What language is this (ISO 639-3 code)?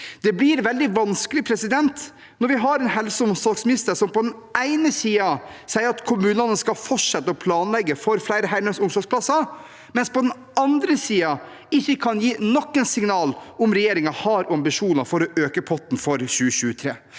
nor